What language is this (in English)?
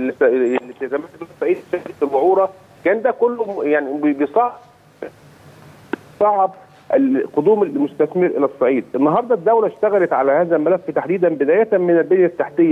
Arabic